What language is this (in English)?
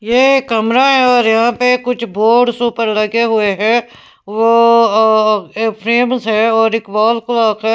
Hindi